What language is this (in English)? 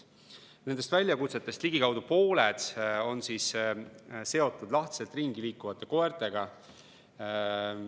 Estonian